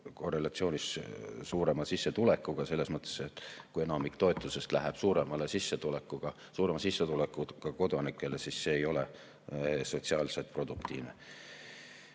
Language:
Estonian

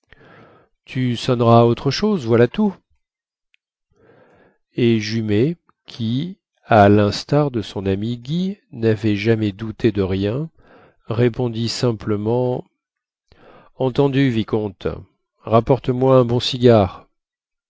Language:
French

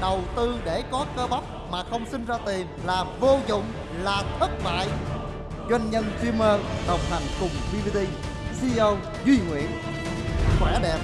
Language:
Vietnamese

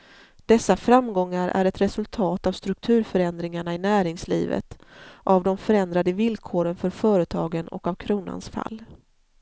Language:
Swedish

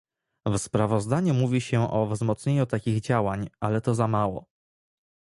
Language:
Polish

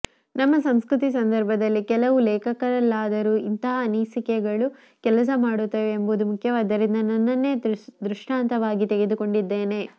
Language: Kannada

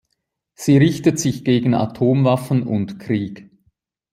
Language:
German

